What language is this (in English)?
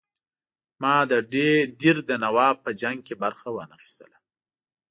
Pashto